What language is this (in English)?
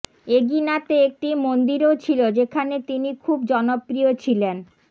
Bangla